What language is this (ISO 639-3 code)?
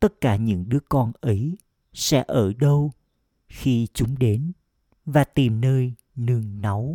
vie